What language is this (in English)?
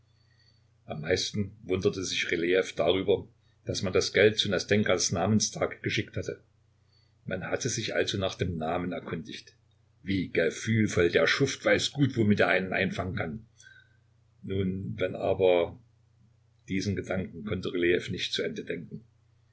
German